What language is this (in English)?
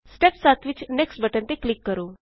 Punjabi